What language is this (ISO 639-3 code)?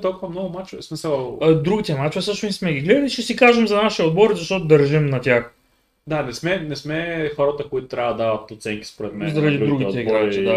bul